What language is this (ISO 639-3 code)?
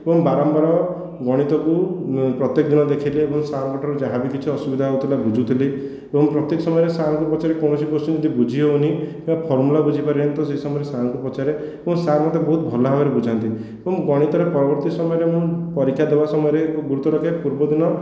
ori